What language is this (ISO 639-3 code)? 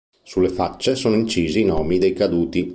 ita